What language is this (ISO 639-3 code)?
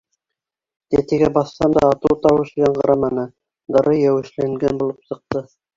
bak